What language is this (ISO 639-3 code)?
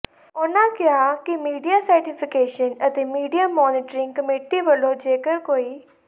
pan